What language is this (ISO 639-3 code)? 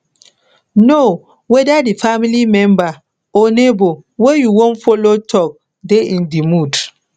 pcm